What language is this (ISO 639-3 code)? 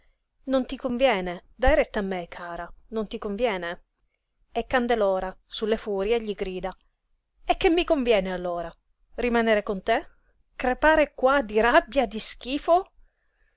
ita